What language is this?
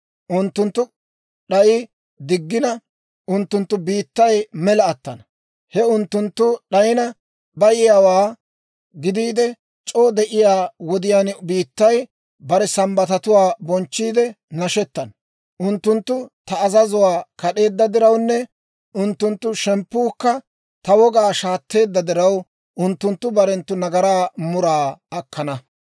Dawro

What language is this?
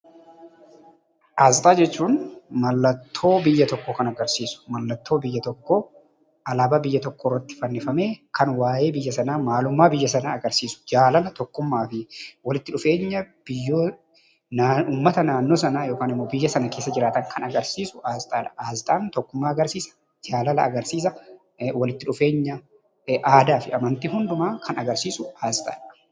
Oromo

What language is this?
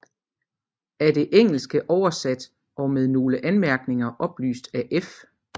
Danish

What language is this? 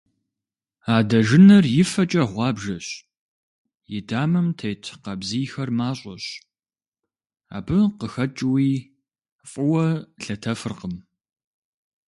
Kabardian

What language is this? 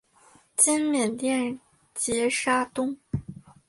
Chinese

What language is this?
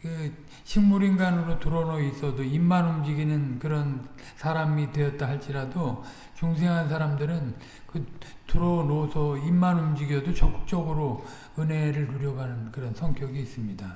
Korean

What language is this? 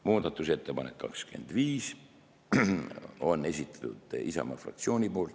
Estonian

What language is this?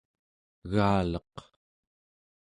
Central Yupik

